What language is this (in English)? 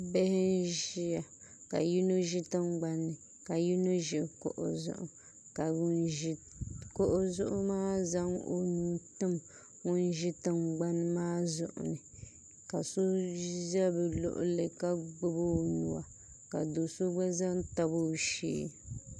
Dagbani